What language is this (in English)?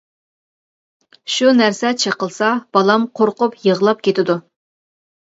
Uyghur